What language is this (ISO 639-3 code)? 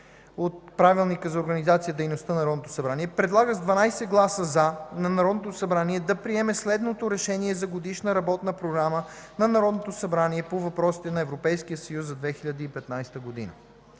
bul